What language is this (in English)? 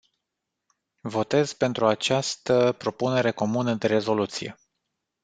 Romanian